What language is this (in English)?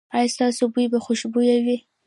Pashto